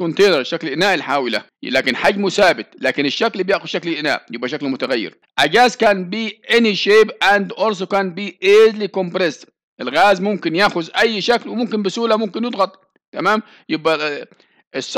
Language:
Arabic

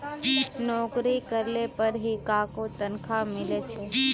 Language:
Magahi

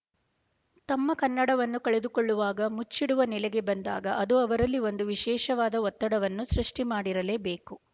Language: Kannada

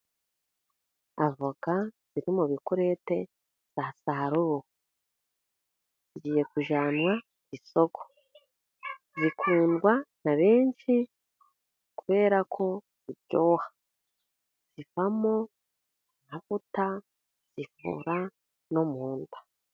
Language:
Kinyarwanda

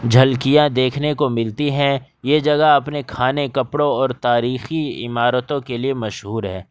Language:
Urdu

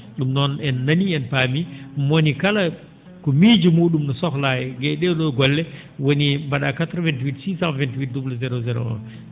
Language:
Fula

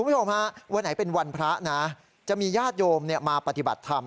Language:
Thai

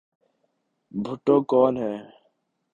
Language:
Urdu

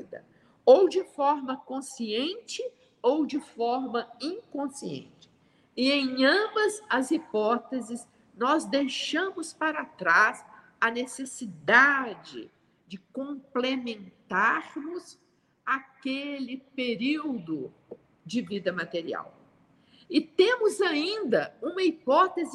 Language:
Portuguese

